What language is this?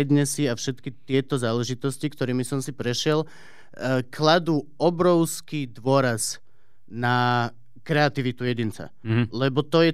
Slovak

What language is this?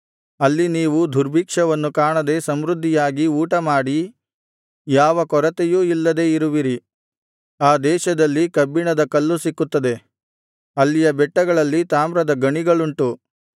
Kannada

